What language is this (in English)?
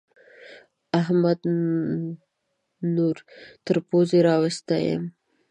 Pashto